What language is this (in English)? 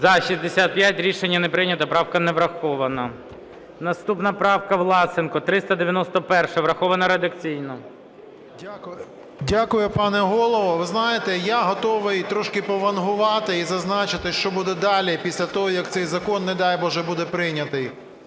Ukrainian